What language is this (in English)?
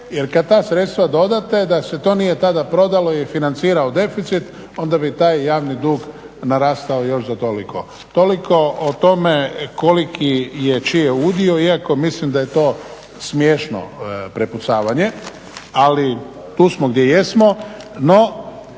Croatian